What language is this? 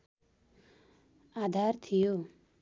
Nepali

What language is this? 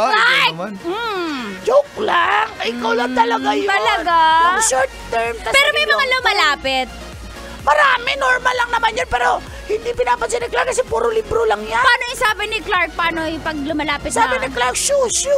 Filipino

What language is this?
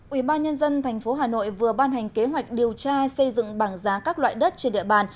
Vietnamese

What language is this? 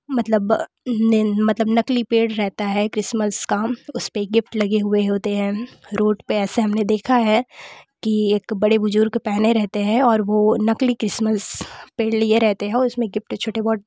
Hindi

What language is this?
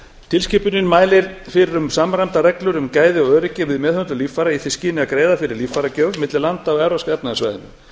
Icelandic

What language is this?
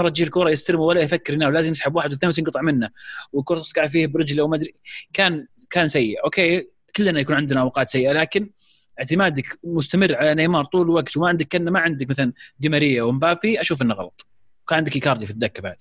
Arabic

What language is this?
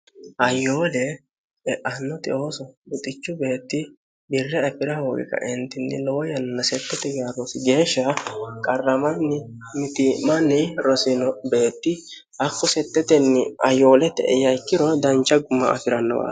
Sidamo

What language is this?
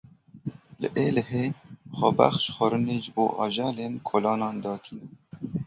Kurdish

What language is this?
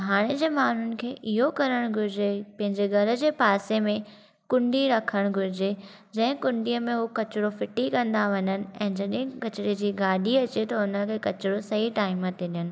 Sindhi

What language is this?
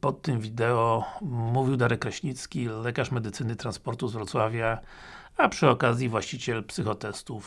Polish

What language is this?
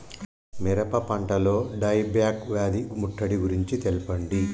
Telugu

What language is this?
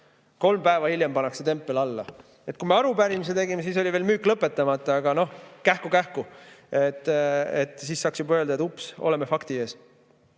Estonian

